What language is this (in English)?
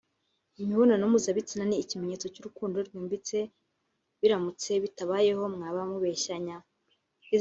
Kinyarwanda